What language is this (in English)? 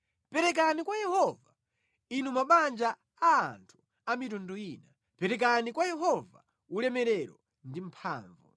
Nyanja